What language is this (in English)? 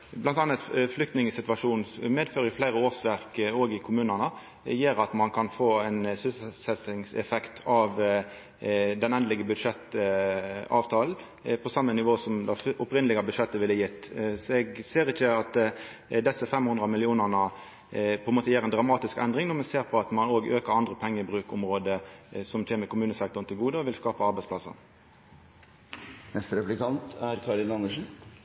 Norwegian Nynorsk